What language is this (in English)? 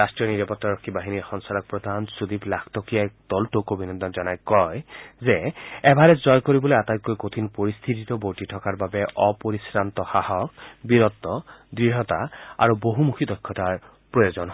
Assamese